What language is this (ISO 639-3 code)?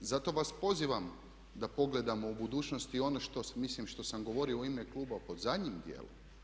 hrv